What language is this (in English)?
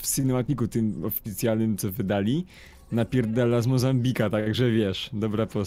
Polish